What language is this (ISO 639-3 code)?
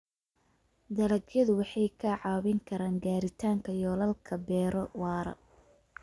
som